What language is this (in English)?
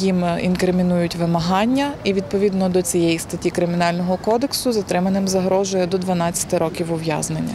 Ukrainian